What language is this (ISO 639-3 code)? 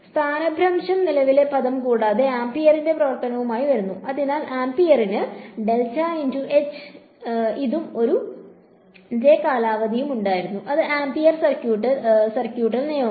mal